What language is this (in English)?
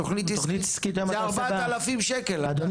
Hebrew